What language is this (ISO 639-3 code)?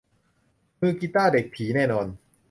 tha